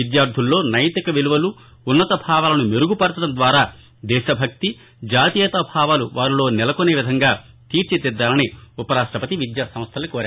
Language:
Telugu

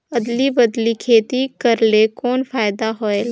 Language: Chhattisgarhi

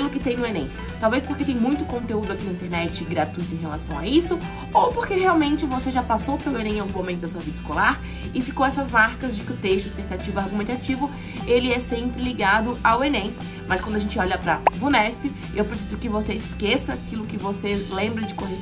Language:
Portuguese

